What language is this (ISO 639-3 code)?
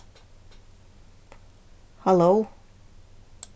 fao